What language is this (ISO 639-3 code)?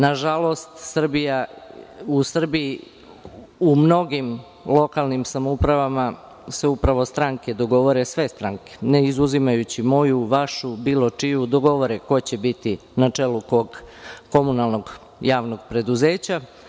srp